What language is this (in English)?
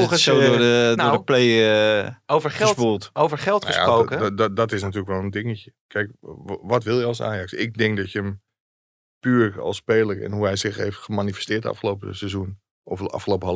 Dutch